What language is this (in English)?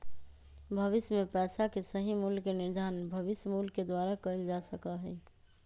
Magahi